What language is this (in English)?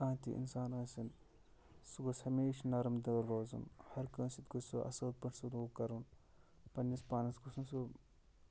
Kashmiri